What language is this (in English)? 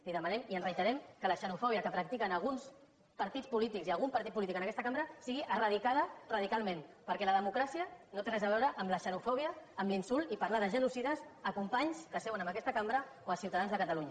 Catalan